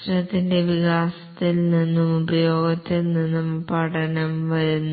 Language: Malayalam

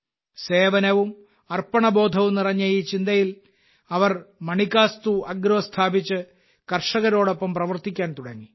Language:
Malayalam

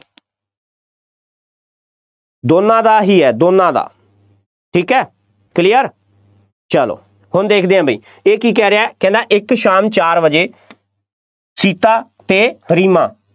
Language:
Punjabi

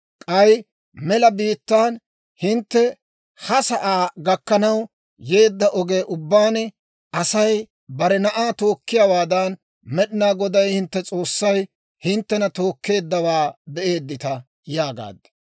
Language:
Dawro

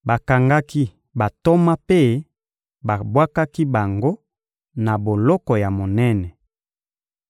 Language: Lingala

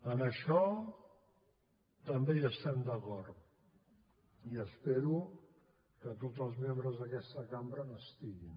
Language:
Catalan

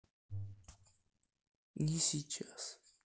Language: Russian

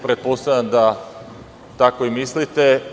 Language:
Serbian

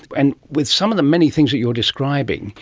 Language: English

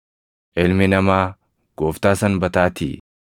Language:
Oromo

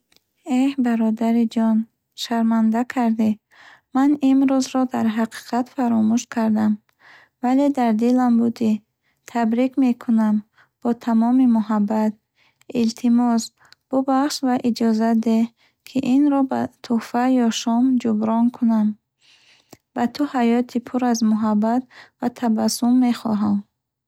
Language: Bukharic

